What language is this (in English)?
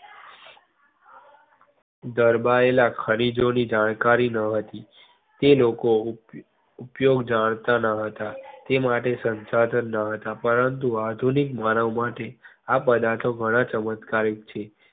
Gujarati